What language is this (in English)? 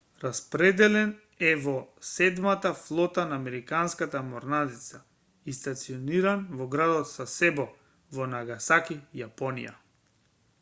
Macedonian